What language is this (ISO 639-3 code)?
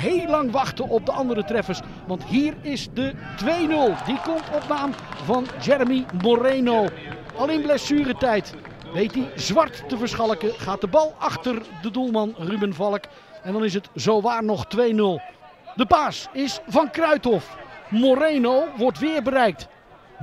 nld